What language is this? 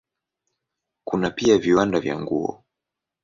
Swahili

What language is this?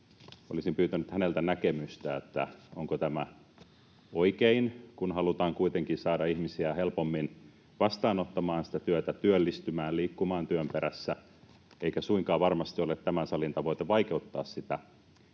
Finnish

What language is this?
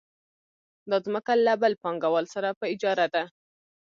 Pashto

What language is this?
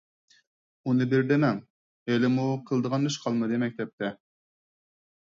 Uyghur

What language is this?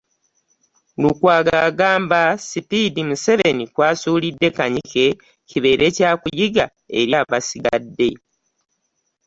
Ganda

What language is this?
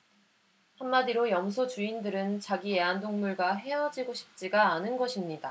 Korean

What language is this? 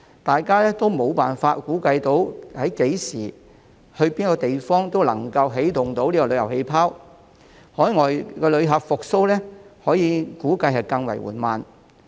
Cantonese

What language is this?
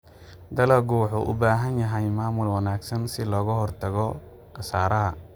Somali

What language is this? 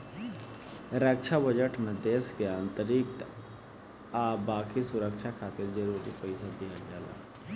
Bhojpuri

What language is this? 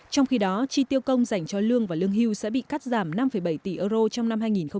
Vietnamese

